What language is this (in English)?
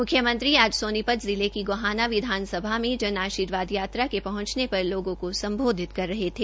Hindi